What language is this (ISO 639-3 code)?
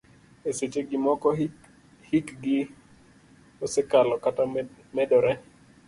luo